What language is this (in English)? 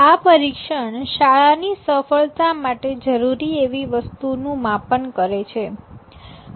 Gujarati